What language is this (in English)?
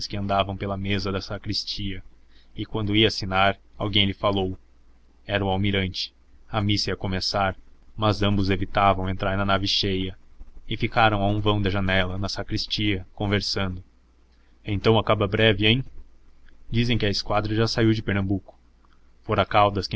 Portuguese